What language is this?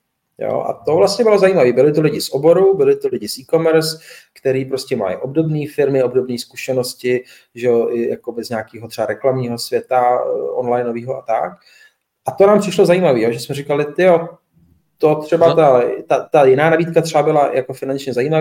Czech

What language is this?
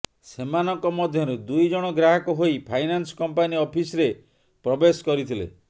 Odia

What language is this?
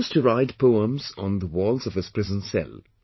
English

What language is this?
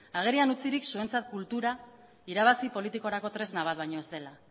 Basque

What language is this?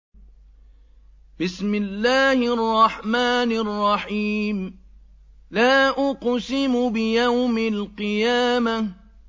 Arabic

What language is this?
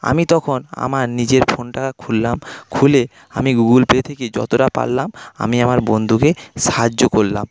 Bangla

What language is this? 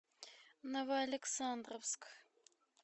Russian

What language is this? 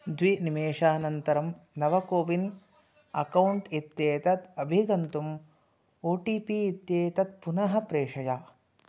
Sanskrit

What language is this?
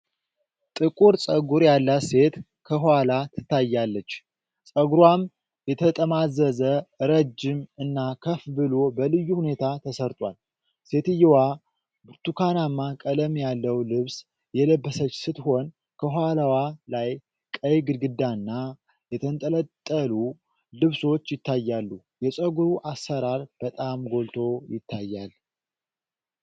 Amharic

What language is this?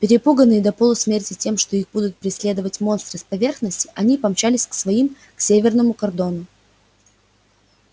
Russian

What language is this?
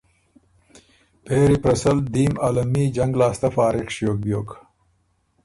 Ormuri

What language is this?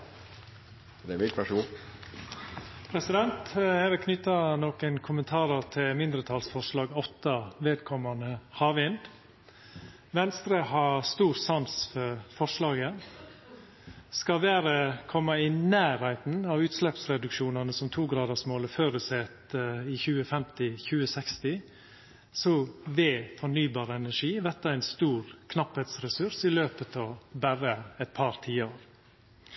Norwegian Nynorsk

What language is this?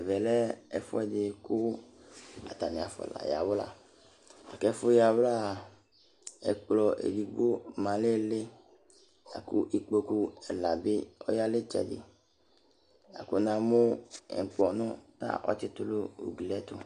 Ikposo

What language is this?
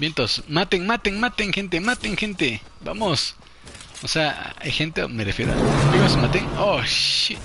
Spanish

